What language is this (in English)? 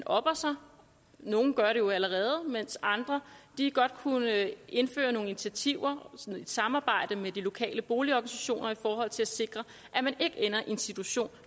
Danish